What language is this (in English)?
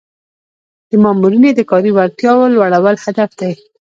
Pashto